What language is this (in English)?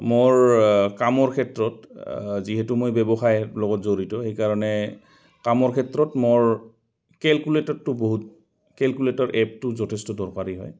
Assamese